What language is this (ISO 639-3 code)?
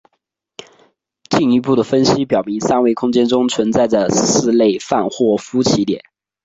zho